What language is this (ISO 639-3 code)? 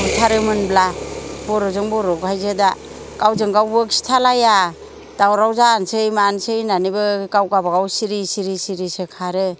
brx